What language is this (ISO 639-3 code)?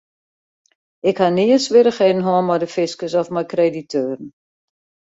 fry